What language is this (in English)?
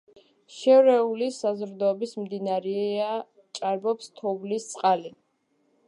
Georgian